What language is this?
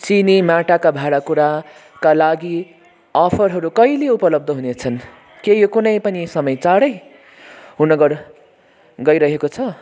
Nepali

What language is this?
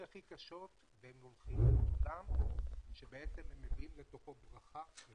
Hebrew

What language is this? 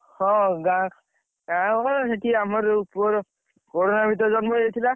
Odia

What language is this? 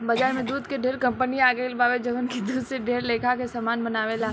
Bhojpuri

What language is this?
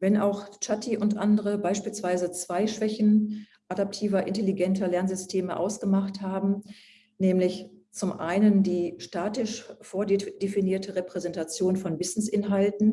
German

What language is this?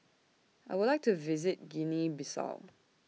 English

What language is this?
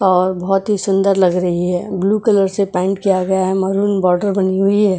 Hindi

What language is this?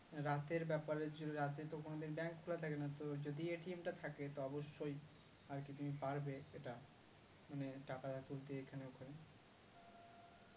Bangla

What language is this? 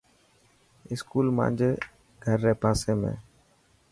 Dhatki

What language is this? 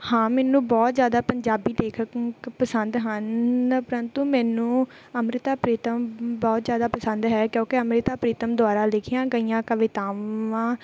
Punjabi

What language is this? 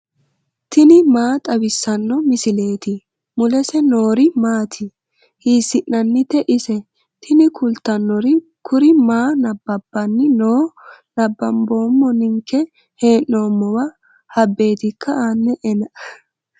Sidamo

